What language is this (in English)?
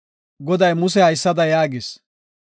Gofa